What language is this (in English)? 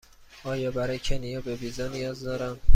Persian